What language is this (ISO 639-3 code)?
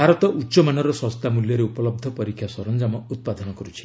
ori